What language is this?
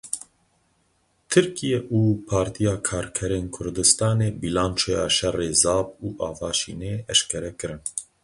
Kurdish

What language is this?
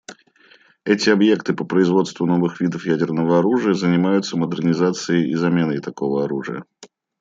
Russian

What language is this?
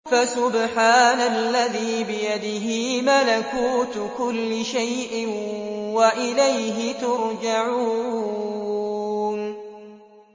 Arabic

